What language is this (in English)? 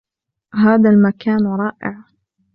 Arabic